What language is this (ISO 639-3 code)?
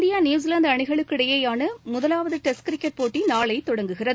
tam